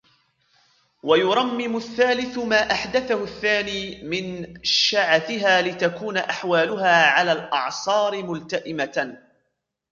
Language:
Arabic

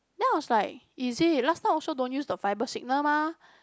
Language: English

